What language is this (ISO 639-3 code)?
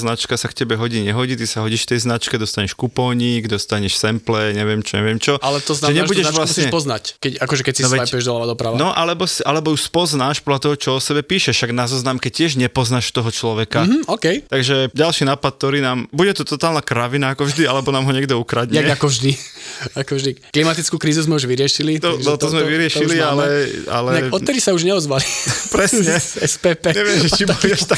slk